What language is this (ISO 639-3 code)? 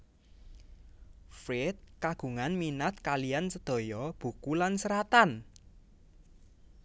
jav